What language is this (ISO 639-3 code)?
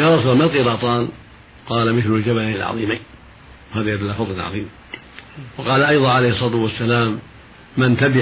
ara